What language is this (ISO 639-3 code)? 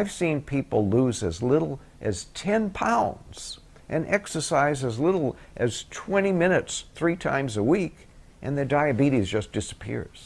eng